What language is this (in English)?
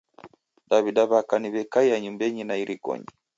Taita